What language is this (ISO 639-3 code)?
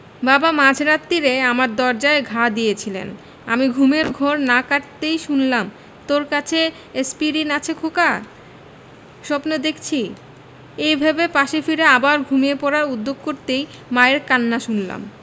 ben